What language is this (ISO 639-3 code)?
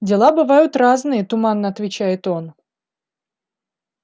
rus